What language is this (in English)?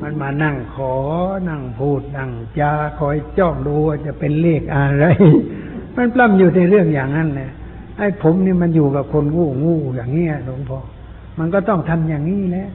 Thai